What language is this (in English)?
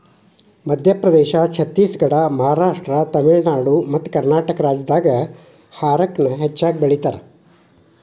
Kannada